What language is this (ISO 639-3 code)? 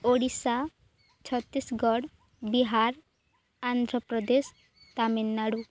ori